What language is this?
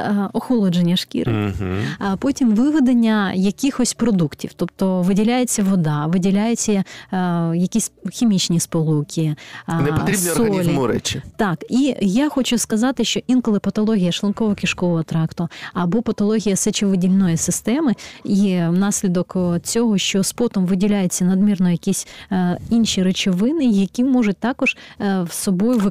Ukrainian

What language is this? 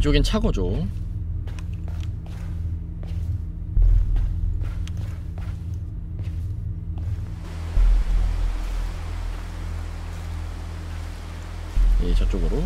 Korean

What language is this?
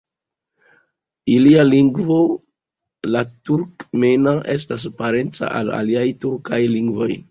Esperanto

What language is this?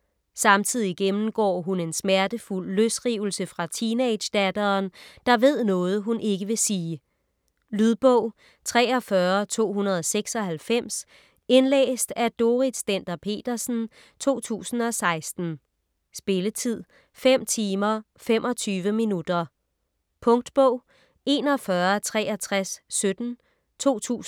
Danish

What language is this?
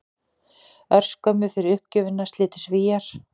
Icelandic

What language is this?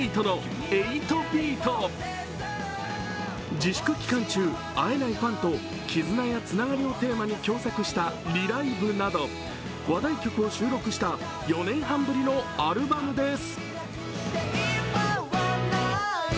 Japanese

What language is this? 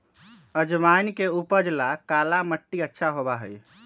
Magahi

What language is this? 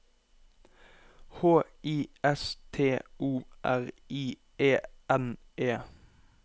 Norwegian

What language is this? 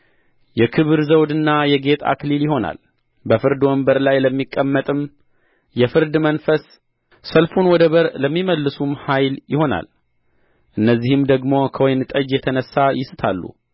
Amharic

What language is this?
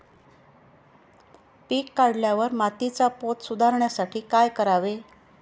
Marathi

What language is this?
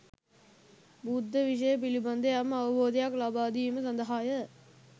Sinhala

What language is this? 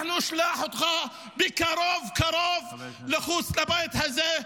Hebrew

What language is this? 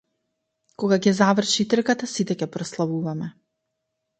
Macedonian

